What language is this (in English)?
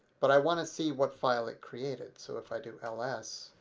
English